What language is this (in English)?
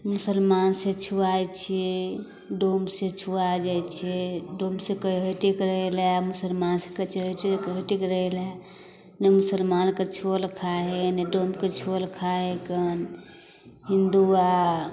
Maithili